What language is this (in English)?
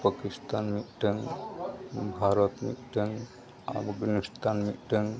Santali